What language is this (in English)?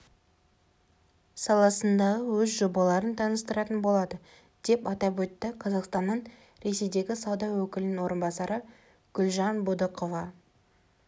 Kazakh